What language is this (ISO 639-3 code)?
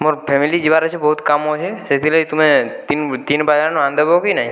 ori